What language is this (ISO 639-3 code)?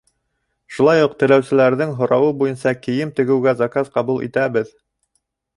bak